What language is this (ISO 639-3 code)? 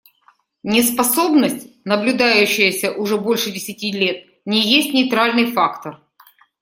rus